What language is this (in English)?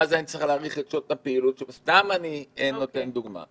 Hebrew